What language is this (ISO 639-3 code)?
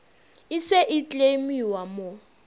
nso